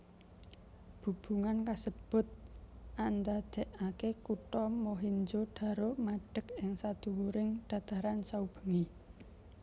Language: Javanese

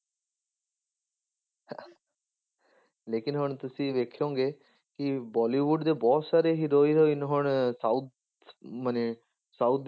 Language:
Punjabi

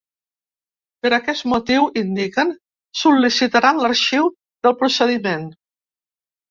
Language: Catalan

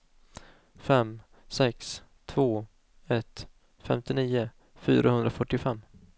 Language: Swedish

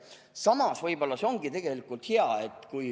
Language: Estonian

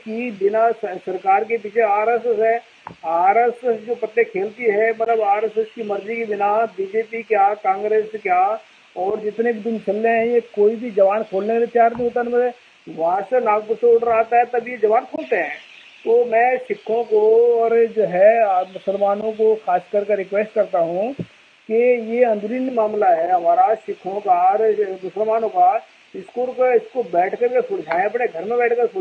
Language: Hindi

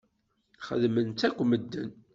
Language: Kabyle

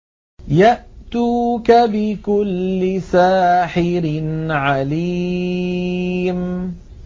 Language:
Arabic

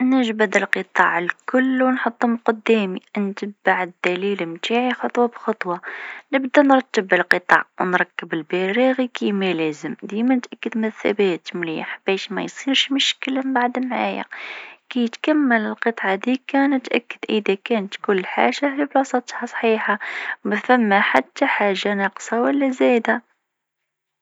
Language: Tunisian Arabic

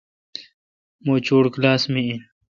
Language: Kalkoti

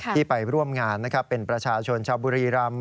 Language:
Thai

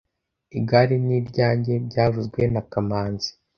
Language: Kinyarwanda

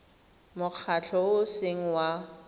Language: Tswana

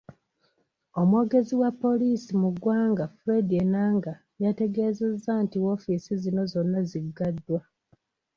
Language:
Ganda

